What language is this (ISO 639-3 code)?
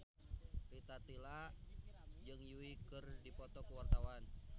sun